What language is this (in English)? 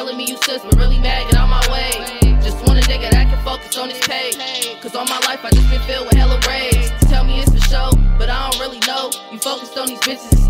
English